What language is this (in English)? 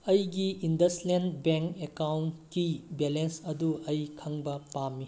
Manipuri